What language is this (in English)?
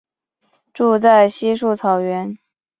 Chinese